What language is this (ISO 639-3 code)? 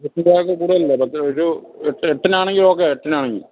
mal